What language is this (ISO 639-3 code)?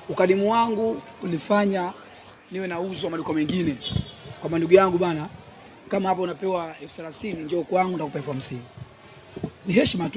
swa